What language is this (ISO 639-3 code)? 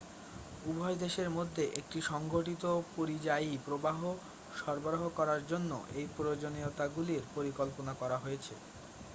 ben